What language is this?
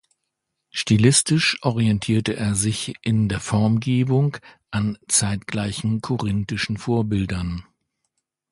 German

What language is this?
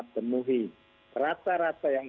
Indonesian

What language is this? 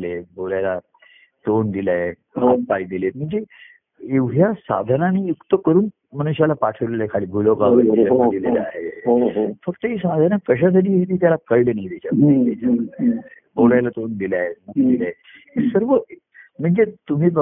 Marathi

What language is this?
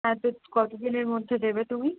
Bangla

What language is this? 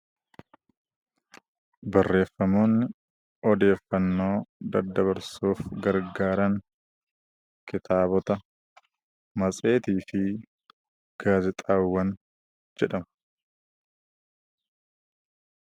Oromo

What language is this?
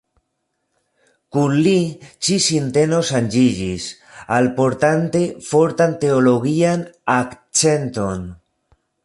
Esperanto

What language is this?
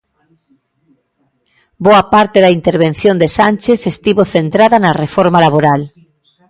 Galician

